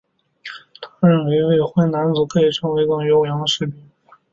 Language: Chinese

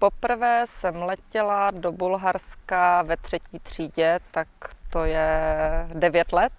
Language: Czech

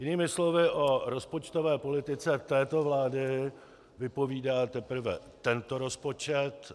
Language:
Czech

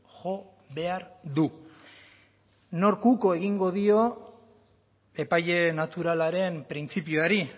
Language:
Basque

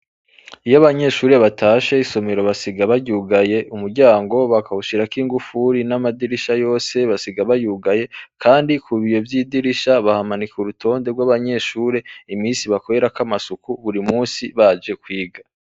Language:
Rundi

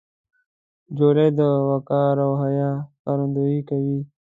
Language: Pashto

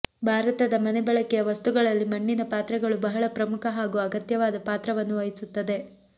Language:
Kannada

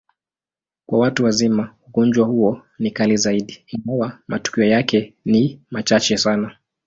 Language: Swahili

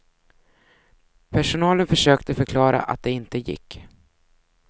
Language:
Swedish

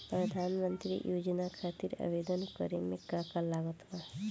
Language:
Bhojpuri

